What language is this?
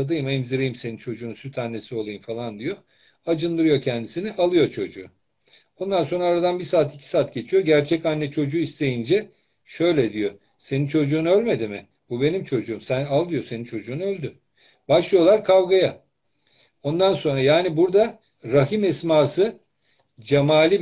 Turkish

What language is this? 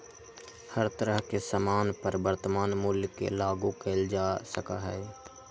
Magahi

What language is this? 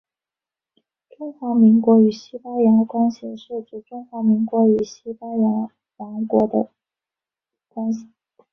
Chinese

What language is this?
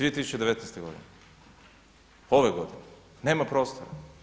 Croatian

